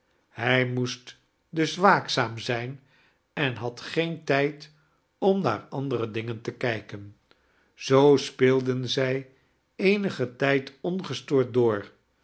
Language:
Dutch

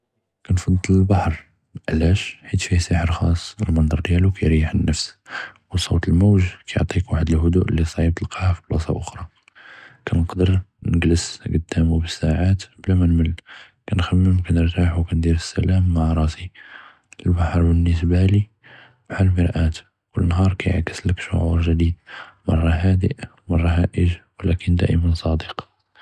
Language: Judeo-Arabic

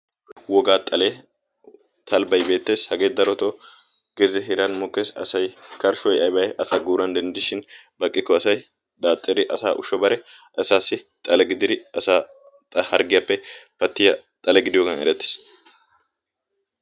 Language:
Wolaytta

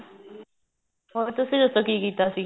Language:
Punjabi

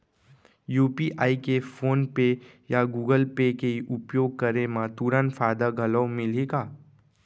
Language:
Chhattisgarhi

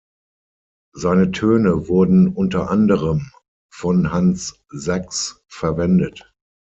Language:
German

